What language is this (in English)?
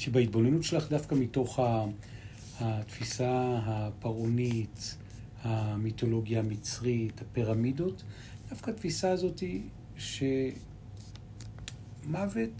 Hebrew